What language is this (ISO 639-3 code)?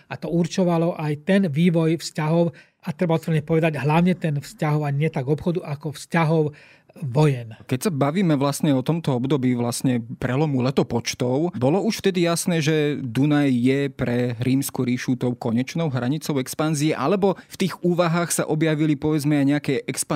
slk